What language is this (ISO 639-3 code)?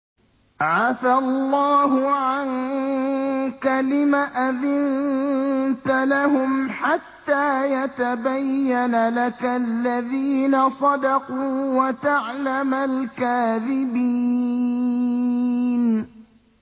ara